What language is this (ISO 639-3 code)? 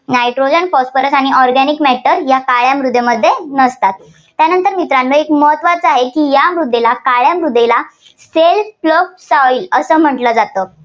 mar